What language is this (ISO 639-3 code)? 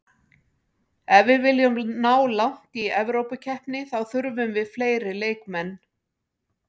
isl